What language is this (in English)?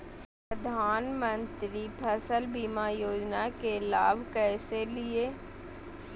Magahi